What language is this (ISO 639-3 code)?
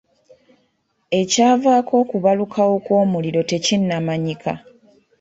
lug